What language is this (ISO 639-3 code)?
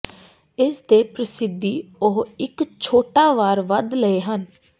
pan